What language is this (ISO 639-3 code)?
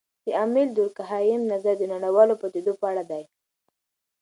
pus